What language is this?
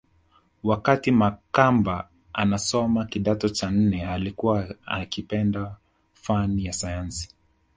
Swahili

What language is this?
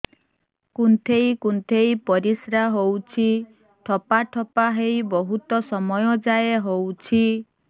Odia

